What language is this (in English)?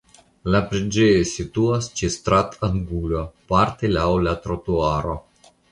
Esperanto